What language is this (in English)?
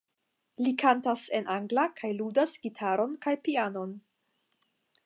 Esperanto